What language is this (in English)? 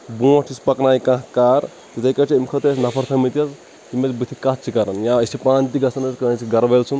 Kashmiri